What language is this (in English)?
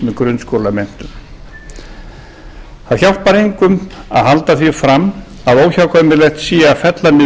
Icelandic